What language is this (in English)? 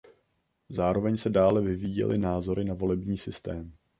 Czech